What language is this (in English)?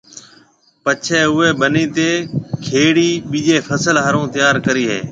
Marwari (Pakistan)